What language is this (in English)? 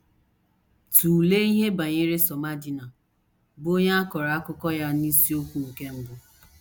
Igbo